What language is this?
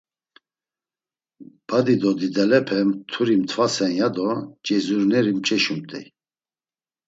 Laz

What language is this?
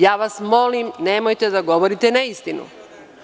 Serbian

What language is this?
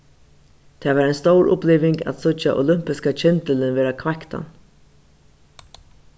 Faroese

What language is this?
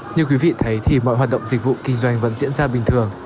Vietnamese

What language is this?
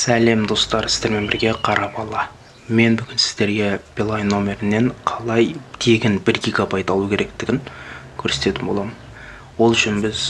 Kazakh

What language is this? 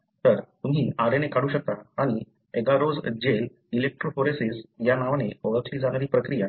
Marathi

